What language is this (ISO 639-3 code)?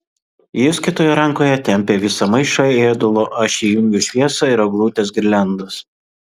lit